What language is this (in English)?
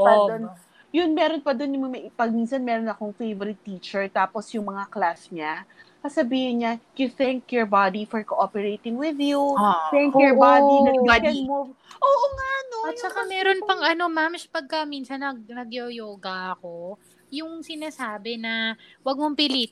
Filipino